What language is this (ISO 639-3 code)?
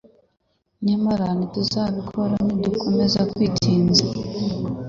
kin